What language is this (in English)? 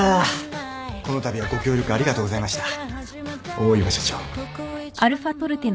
Japanese